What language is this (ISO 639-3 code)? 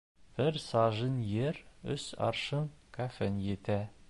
bak